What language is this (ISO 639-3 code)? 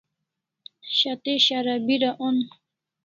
kls